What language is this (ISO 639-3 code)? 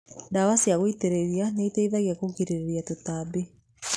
kik